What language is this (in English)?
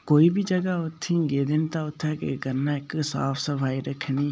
Dogri